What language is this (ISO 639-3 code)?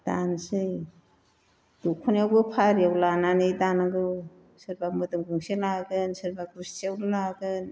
brx